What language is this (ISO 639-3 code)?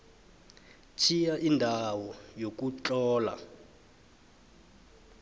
nbl